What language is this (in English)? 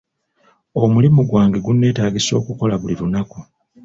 Ganda